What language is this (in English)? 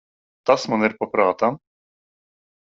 Latvian